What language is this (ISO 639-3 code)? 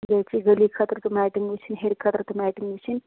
kas